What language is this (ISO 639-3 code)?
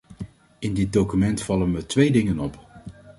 nld